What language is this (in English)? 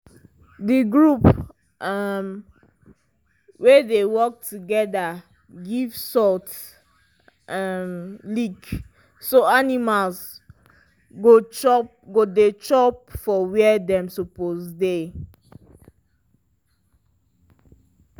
Nigerian Pidgin